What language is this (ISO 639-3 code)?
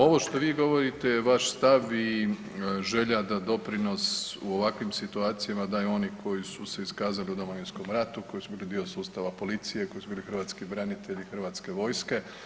hrv